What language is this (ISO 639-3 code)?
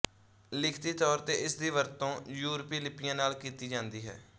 pan